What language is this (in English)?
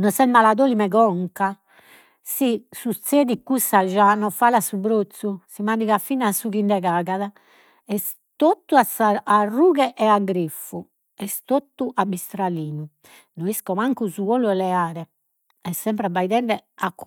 Sardinian